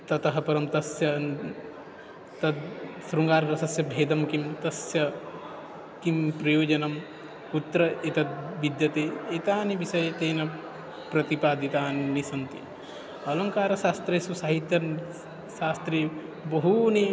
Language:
Sanskrit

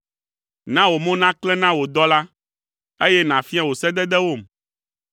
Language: Ewe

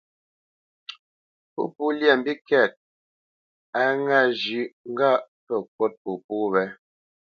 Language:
Bamenyam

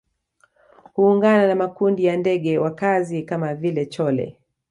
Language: Swahili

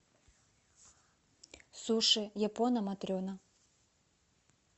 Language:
Russian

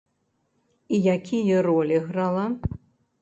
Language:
Belarusian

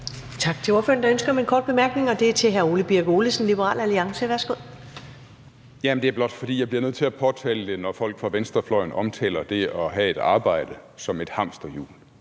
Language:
Danish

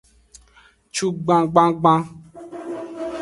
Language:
Aja (Benin)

